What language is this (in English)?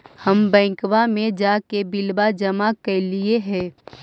Magahi